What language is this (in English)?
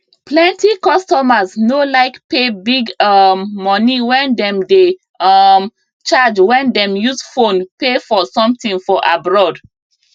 Nigerian Pidgin